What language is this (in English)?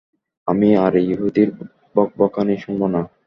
Bangla